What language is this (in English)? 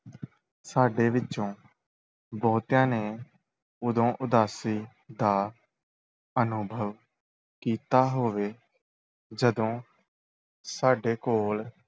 Punjabi